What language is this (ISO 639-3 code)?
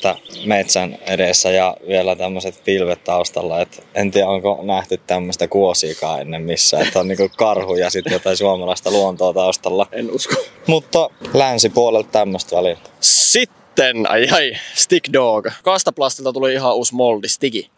fin